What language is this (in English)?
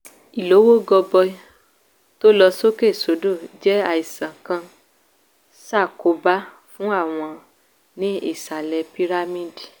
Yoruba